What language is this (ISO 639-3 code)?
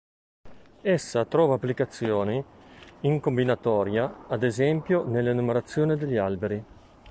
ita